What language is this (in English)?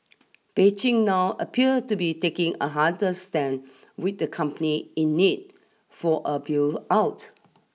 English